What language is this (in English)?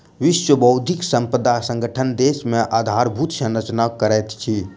Maithili